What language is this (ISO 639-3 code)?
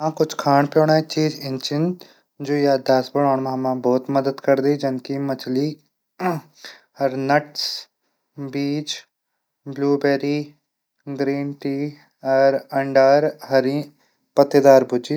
gbm